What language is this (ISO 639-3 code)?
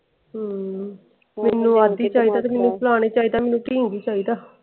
pan